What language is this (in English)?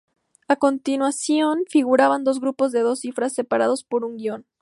Spanish